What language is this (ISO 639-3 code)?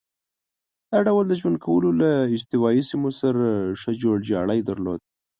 pus